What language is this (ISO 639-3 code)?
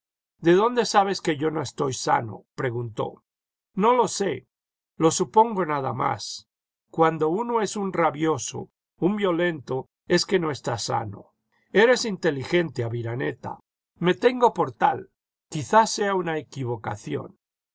spa